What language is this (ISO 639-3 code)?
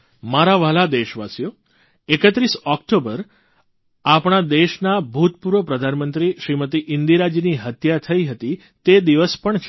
guj